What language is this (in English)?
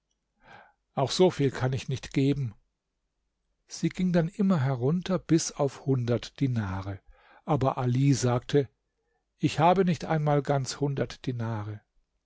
German